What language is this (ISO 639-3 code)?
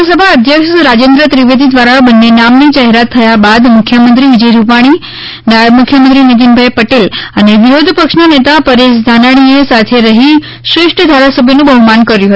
guj